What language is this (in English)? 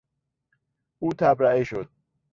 Persian